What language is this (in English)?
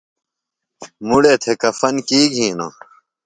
Phalura